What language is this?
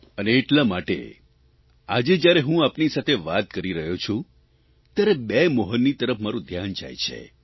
Gujarati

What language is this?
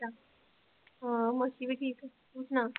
Punjabi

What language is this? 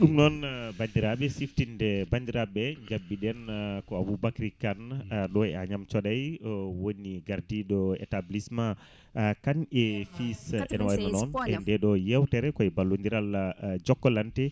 Fula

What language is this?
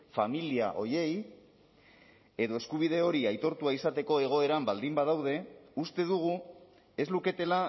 Basque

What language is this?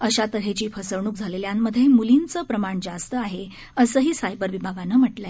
Marathi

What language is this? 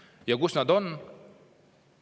Estonian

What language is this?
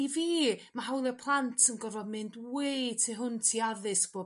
Welsh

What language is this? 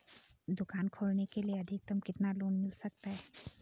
Hindi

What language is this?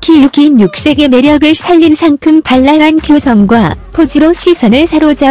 Korean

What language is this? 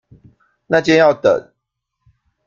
Chinese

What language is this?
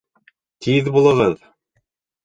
Bashkir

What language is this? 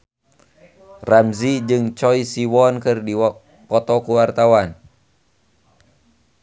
Sundanese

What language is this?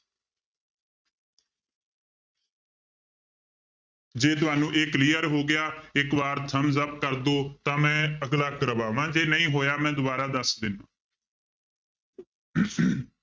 Punjabi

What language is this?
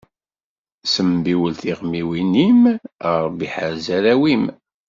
Kabyle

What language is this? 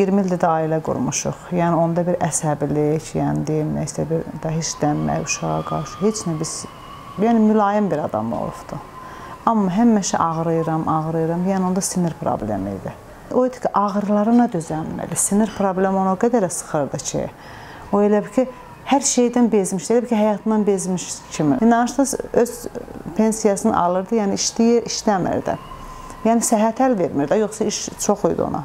Turkish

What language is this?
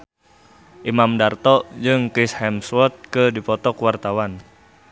Sundanese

